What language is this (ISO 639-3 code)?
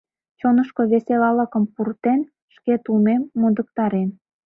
chm